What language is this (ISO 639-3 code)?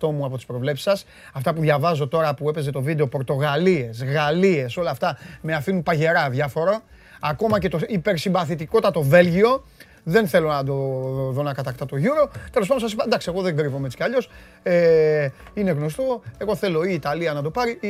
ell